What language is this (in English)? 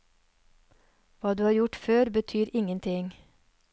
Norwegian